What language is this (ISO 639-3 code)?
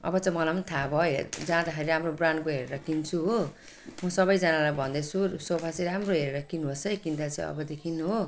nep